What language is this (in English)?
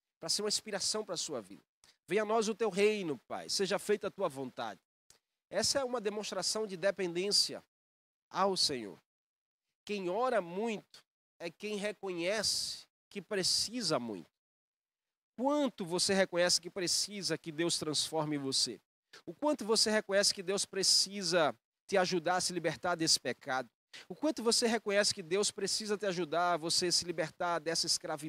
Portuguese